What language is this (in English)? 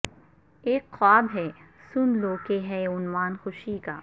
Urdu